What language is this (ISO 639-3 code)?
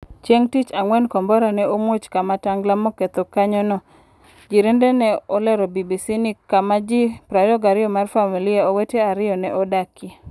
luo